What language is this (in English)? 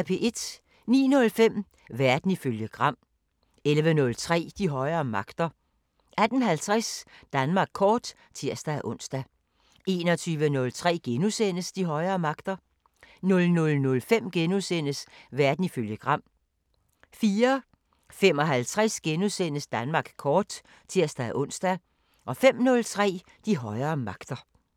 Danish